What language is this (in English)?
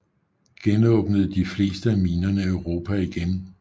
Danish